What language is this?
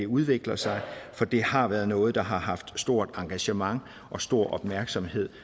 Danish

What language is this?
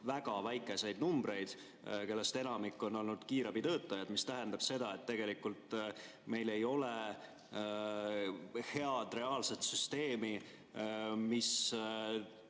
Estonian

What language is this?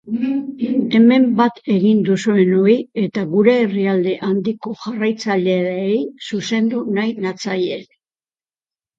Basque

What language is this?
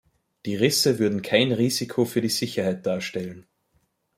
German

